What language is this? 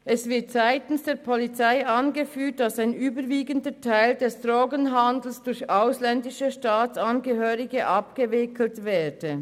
Swiss German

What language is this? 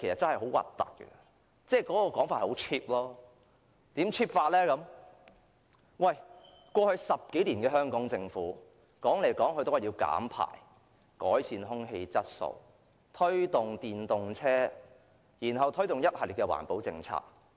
Cantonese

